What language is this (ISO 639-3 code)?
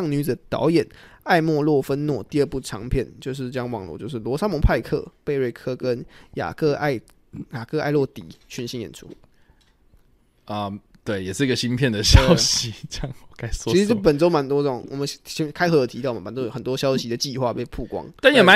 zho